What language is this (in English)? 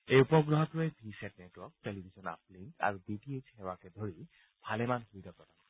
Assamese